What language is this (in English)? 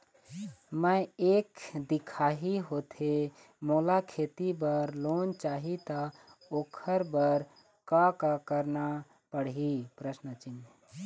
Chhattisgarhi